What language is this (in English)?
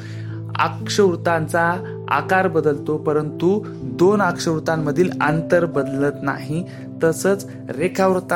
Marathi